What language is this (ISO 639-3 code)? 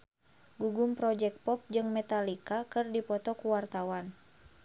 sun